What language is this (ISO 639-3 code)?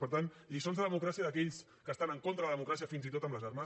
cat